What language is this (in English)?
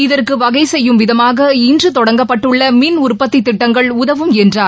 Tamil